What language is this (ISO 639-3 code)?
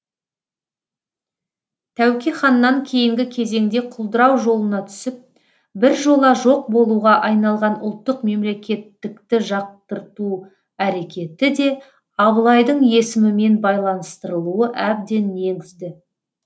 kaz